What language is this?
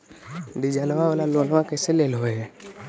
Magahi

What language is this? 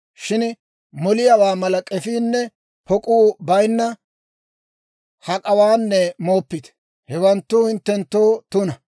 Dawro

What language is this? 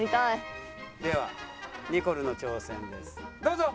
Japanese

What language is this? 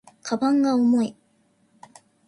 Japanese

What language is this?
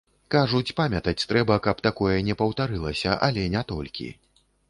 Belarusian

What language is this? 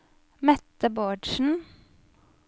Norwegian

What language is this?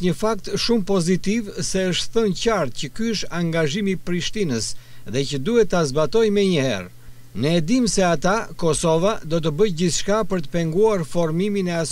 Romanian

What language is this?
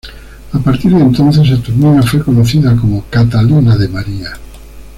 Spanish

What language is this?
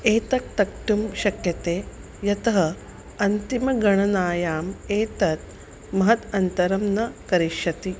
Sanskrit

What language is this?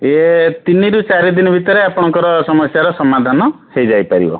Odia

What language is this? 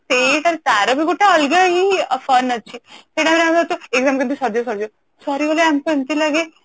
Odia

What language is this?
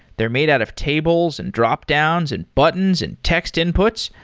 English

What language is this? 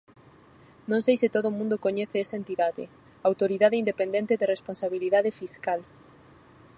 Galician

